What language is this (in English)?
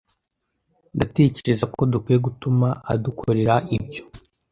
Kinyarwanda